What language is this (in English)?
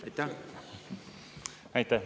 Estonian